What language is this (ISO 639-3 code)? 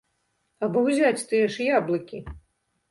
bel